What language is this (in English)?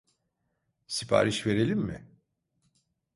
Turkish